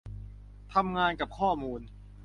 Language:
Thai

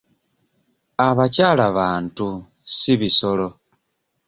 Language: Ganda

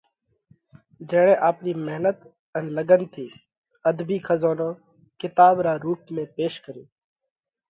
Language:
Parkari Koli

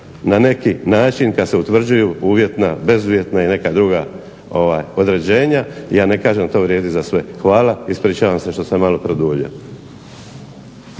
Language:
Croatian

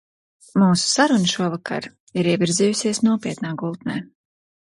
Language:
Latvian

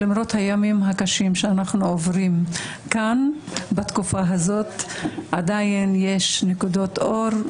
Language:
Hebrew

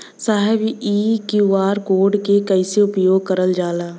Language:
Bhojpuri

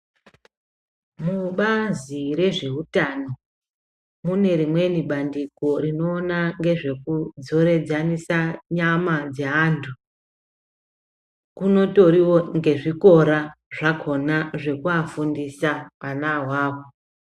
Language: Ndau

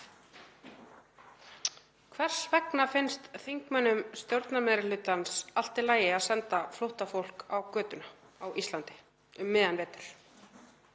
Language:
Icelandic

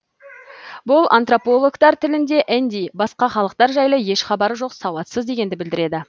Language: Kazakh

